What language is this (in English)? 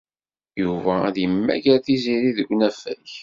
Kabyle